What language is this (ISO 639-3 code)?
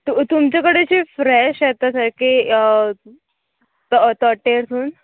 kok